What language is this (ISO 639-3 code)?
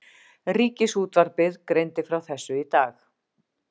isl